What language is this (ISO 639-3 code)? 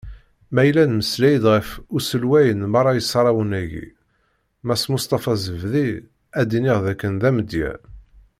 kab